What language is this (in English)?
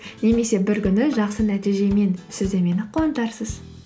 Kazakh